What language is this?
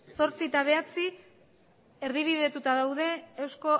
Basque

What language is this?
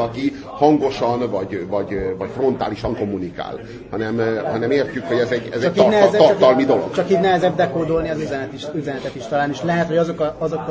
Hungarian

